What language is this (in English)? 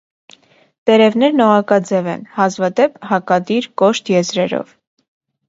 Armenian